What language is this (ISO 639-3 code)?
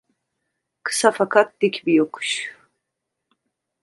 tur